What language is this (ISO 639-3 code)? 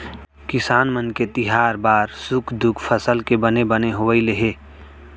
hne